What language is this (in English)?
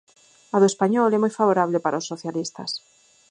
Galician